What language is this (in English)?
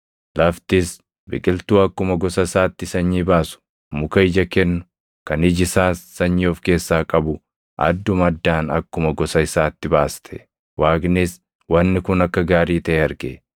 Oromo